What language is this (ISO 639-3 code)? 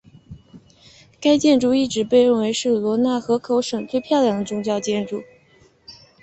zho